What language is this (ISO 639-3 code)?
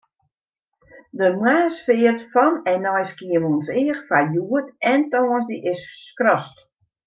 fry